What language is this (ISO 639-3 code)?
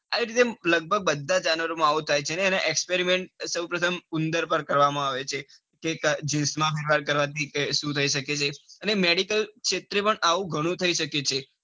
guj